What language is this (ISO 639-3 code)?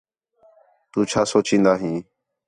xhe